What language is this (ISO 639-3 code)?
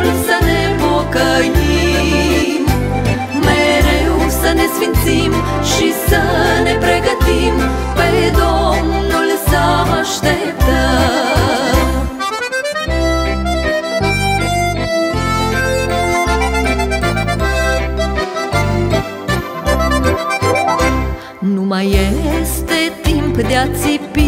ron